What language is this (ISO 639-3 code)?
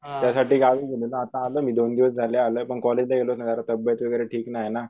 mar